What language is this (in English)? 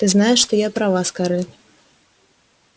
Russian